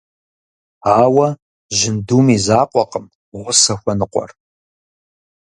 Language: Kabardian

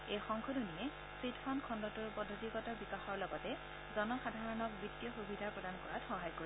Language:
Assamese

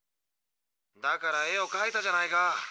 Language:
Japanese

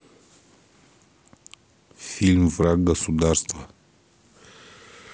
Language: Russian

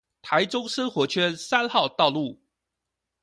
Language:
Chinese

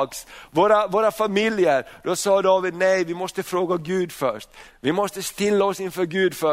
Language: Swedish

